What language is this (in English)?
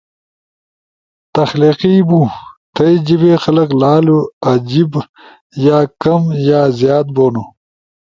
Ushojo